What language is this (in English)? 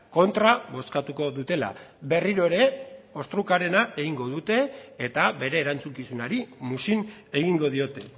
Basque